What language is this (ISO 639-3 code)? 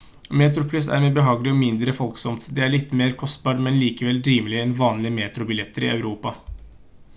nob